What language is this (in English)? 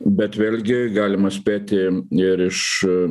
Lithuanian